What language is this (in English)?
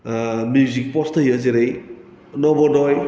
Bodo